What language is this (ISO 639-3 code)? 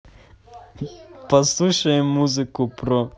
rus